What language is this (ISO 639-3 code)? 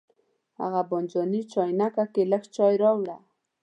pus